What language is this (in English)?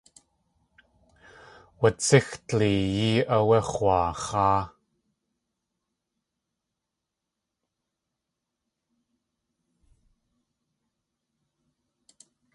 Tlingit